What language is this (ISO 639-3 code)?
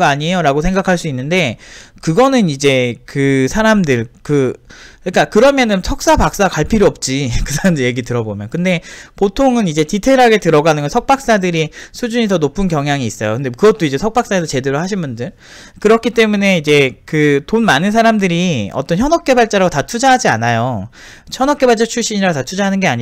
kor